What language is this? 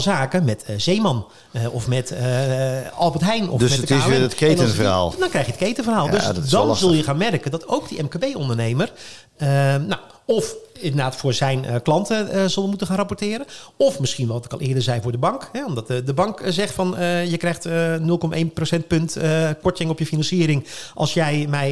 Dutch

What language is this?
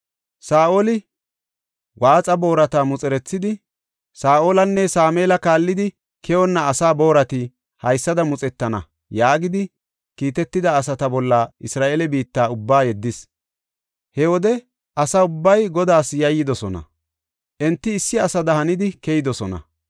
Gofa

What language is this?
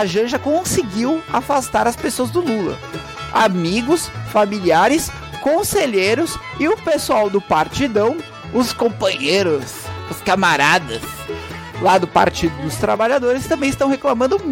Portuguese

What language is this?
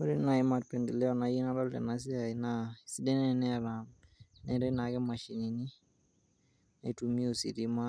Masai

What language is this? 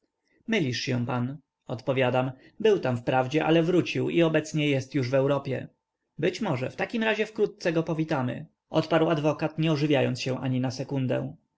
Polish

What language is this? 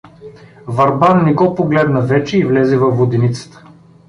Bulgarian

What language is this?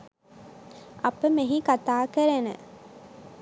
Sinhala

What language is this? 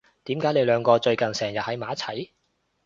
Cantonese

